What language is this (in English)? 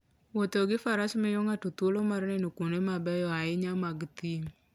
Luo (Kenya and Tanzania)